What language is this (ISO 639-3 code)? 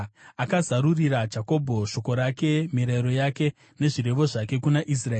sna